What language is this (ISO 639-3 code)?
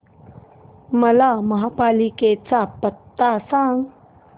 mar